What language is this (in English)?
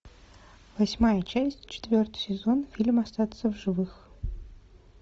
Russian